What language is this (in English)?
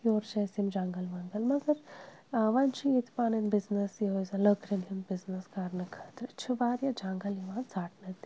Kashmiri